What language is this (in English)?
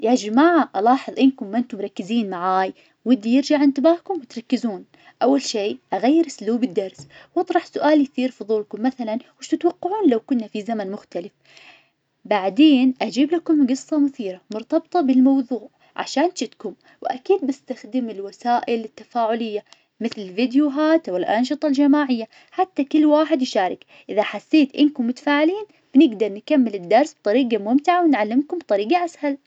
Najdi Arabic